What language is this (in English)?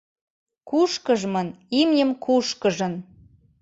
Mari